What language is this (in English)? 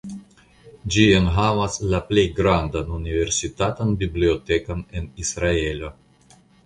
Esperanto